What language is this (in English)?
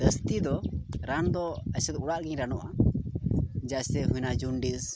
Santali